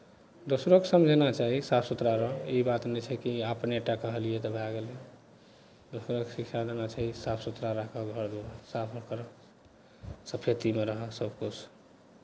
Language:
Maithili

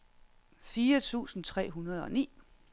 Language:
Danish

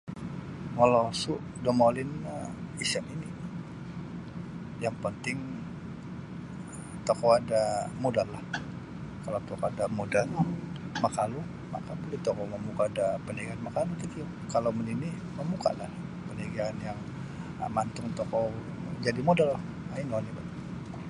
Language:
Sabah Bisaya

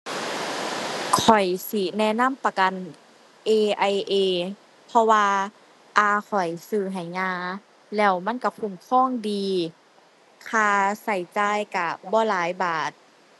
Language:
Thai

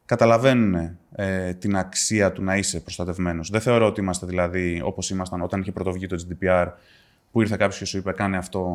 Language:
Greek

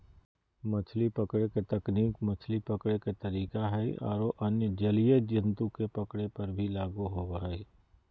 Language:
Magahi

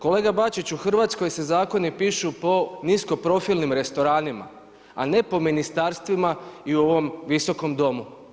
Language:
Croatian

